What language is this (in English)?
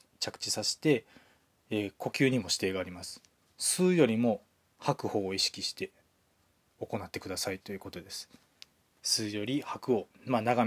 Japanese